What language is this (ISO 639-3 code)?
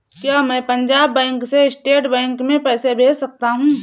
hin